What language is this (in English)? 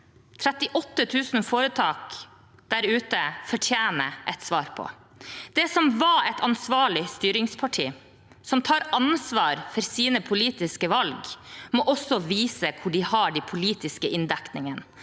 Norwegian